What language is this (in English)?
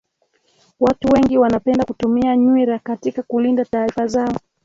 Swahili